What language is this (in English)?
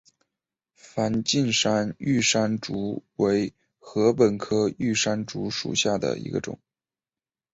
Chinese